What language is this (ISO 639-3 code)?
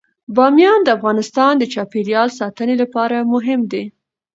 pus